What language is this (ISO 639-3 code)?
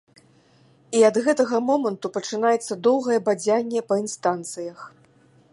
bel